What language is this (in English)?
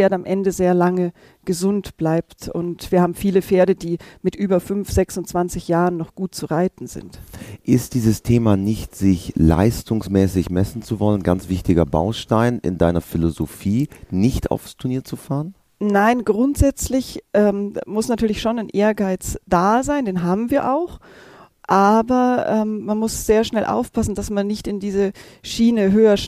German